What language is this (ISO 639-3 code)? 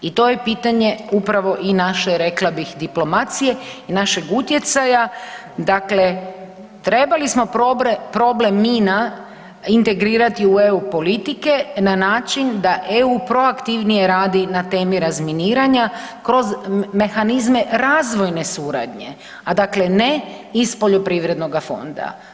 hrv